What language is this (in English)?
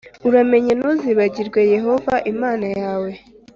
Kinyarwanda